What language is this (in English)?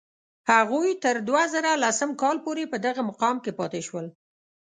Pashto